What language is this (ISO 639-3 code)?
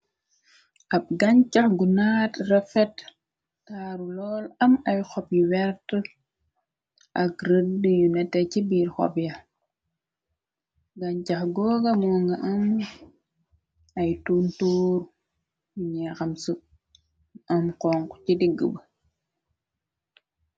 wol